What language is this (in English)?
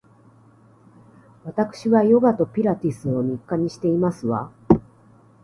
Japanese